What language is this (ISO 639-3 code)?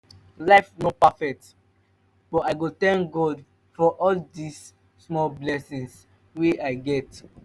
pcm